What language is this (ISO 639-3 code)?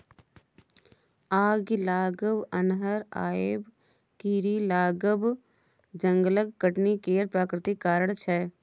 mai